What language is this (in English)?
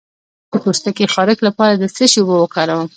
Pashto